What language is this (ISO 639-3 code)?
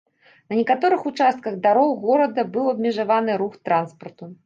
bel